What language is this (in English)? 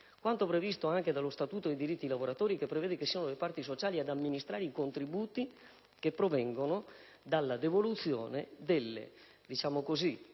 Italian